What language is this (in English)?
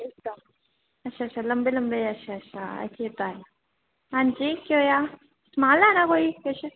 Dogri